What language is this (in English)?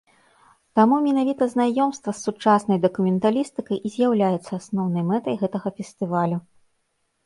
Belarusian